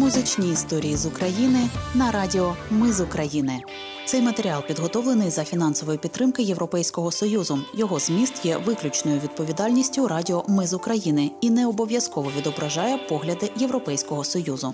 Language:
Ukrainian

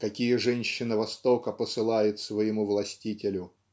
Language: Russian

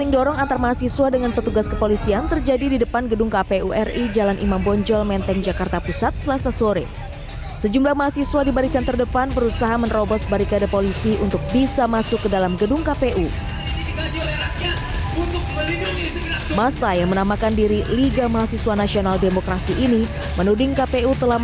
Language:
Indonesian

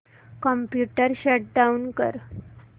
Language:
Marathi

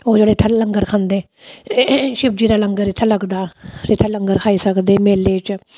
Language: Dogri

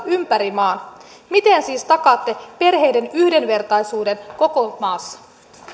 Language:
Finnish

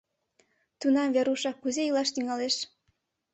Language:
Mari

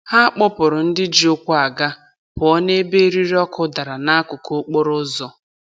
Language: Igbo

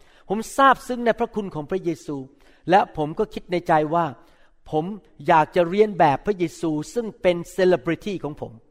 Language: Thai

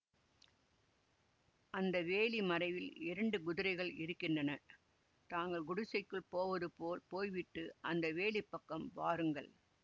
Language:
Tamil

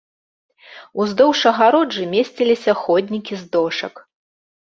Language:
Belarusian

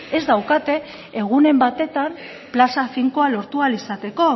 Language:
Basque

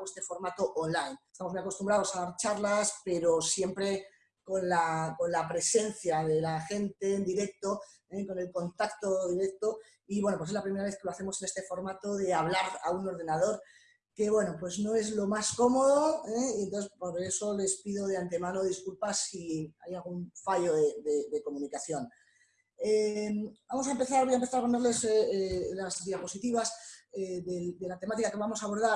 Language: Spanish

